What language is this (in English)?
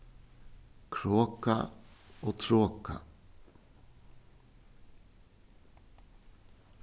Faroese